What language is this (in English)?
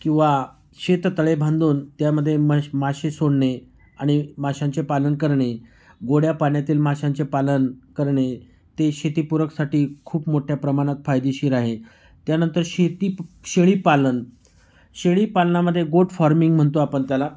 Marathi